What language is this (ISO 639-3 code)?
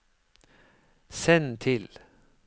nor